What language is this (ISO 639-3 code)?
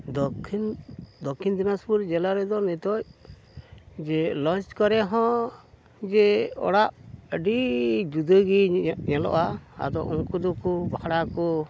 sat